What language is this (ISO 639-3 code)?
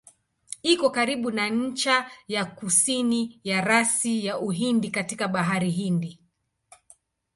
swa